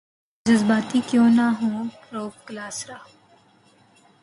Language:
Urdu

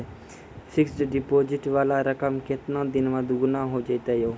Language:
Maithili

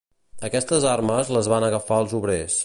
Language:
Catalan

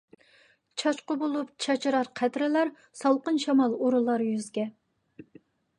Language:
Uyghur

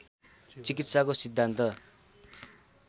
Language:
Nepali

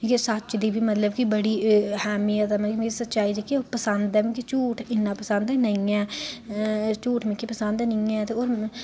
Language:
Dogri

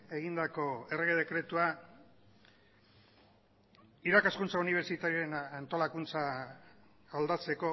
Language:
Basque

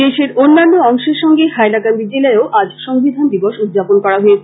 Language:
Bangla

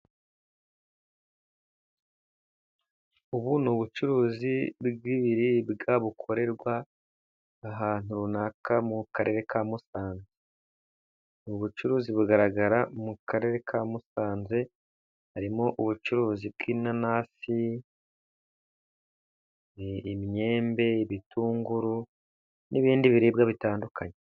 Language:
Kinyarwanda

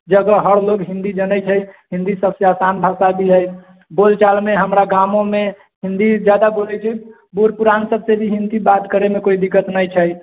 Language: Maithili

